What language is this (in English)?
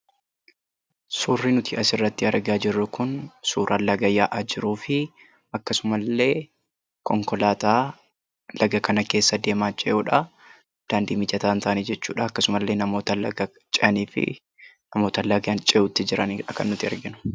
Oromo